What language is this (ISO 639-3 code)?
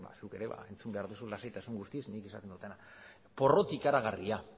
eus